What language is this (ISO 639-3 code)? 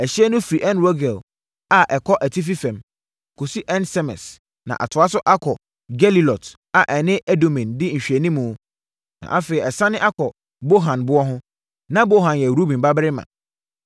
aka